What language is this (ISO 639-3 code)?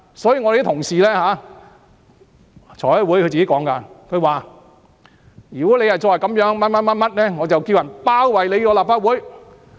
yue